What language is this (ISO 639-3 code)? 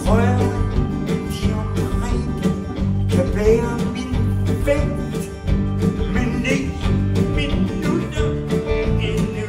dan